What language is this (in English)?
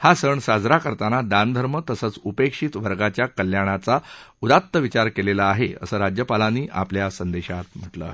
Marathi